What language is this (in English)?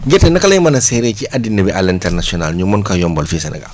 Wolof